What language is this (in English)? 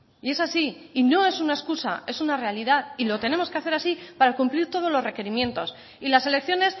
Spanish